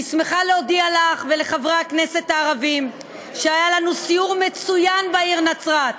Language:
Hebrew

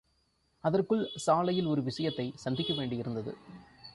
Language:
Tamil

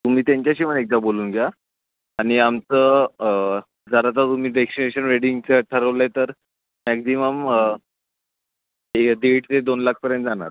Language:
Marathi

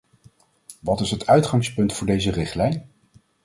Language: Dutch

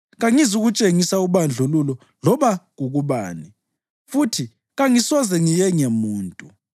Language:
North Ndebele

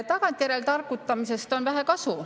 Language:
Estonian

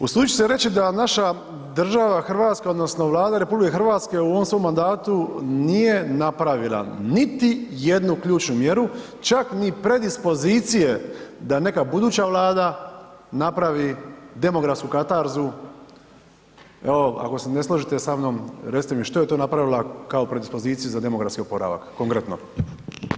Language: Croatian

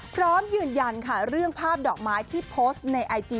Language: Thai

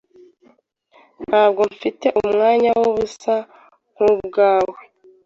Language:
Kinyarwanda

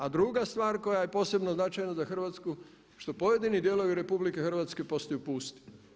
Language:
Croatian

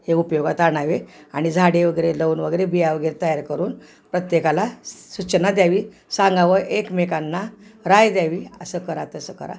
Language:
Marathi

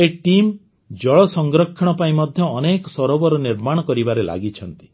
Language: Odia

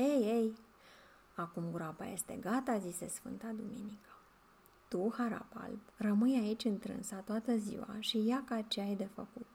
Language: Romanian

